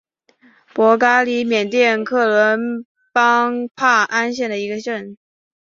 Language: Chinese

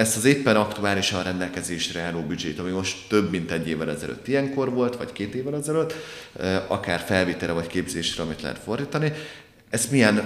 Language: Hungarian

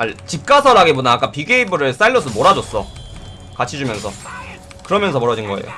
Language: Korean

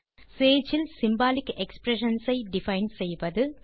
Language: Tamil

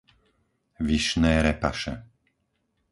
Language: Slovak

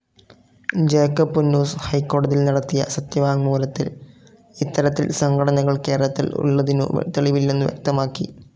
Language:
Malayalam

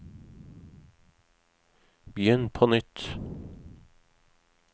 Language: Norwegian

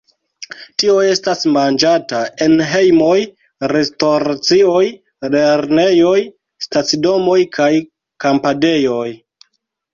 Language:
Esperanto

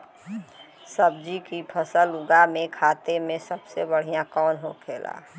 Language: Bhojpuri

